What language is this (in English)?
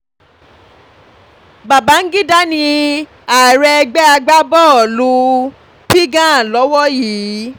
Yoruba